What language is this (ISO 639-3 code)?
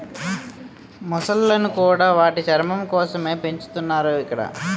tel